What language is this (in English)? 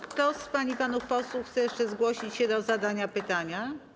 Polish